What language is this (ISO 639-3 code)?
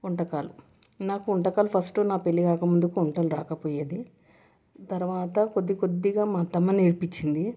tel